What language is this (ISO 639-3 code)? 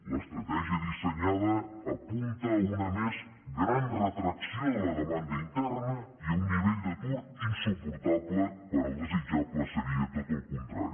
cat